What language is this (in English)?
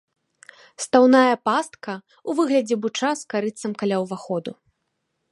Belarusian